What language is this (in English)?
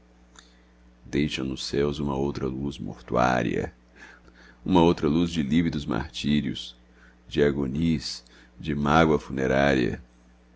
Portuguese